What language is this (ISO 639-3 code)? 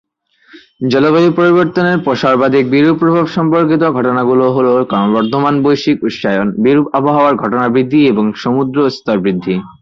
ben